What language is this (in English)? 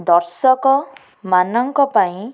Odia